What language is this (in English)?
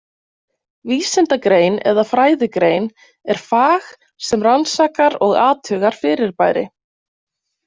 Icelandic